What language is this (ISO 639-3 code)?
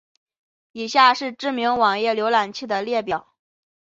zho